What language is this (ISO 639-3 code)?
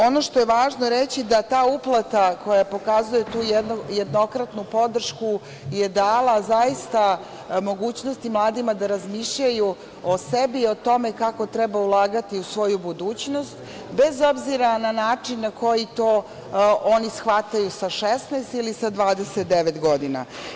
srp